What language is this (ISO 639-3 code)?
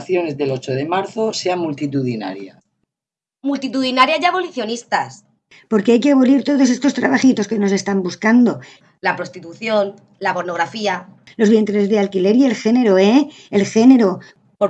spa